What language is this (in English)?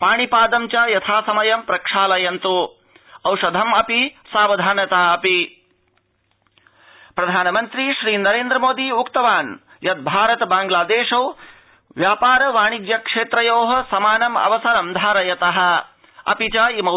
Sanskrit